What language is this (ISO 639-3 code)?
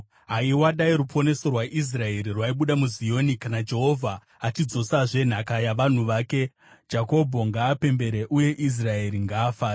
sna